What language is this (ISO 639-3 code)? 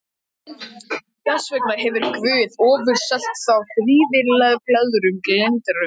isl